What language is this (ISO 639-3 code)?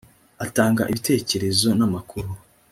kin